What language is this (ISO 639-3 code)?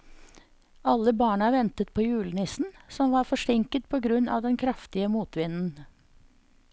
nor